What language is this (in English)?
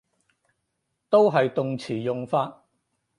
Cantonese